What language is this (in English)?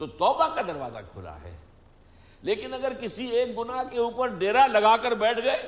Urdu